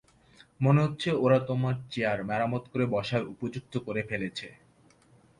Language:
Bangla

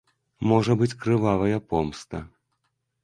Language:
Belarusian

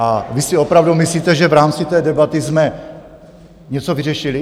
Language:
Czech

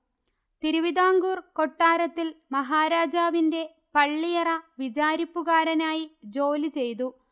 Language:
Malayalam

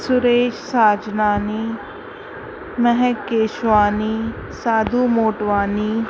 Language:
Sindhi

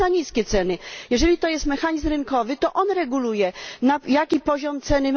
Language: Polish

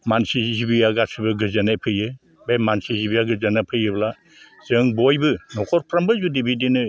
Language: Bodo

